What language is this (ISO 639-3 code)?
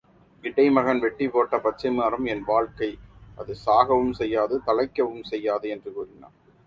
tam